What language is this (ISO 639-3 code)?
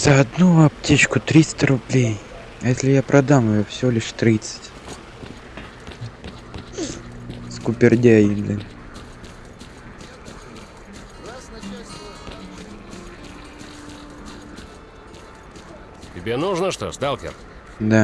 rus